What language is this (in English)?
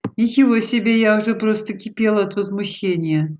Russian